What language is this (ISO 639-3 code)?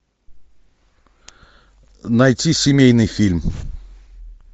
rus